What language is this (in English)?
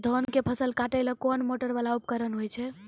Maithili